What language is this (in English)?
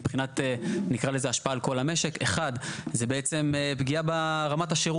Hebrew